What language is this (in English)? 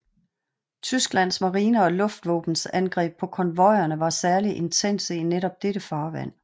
Danish